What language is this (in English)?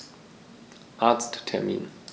German